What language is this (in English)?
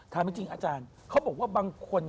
Thai